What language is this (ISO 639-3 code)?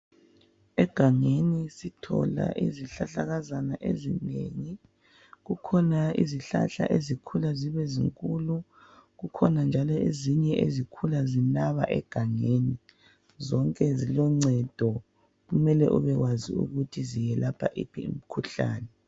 nde